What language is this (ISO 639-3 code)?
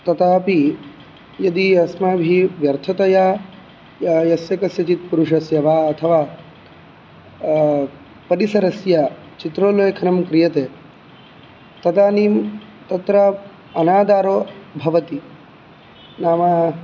san